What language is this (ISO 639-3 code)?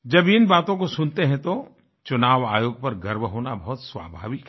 hin